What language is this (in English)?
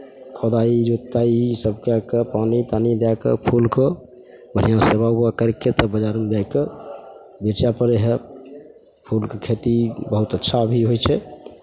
Maithili